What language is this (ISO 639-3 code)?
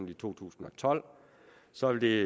dan